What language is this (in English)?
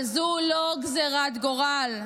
Hebrew